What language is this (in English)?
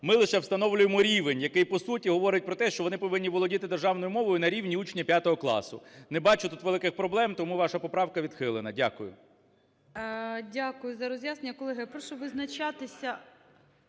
Ukrainian